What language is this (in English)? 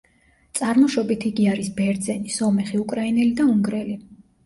Georgian